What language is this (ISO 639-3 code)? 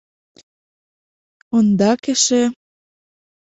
chm